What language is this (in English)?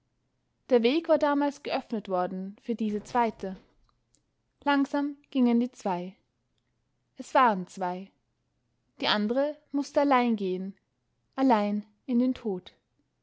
German